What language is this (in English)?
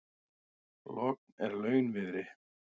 Icelandic